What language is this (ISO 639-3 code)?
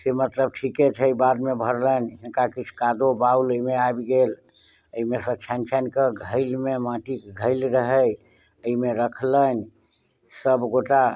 mai